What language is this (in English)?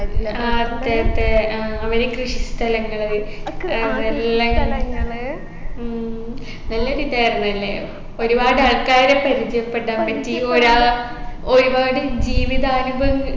Malayalam